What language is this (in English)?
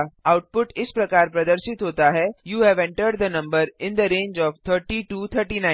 Hindi